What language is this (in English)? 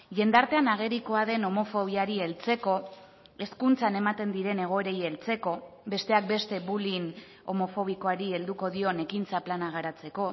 Basque